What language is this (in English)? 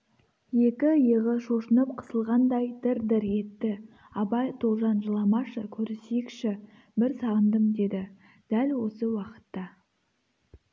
Kazakh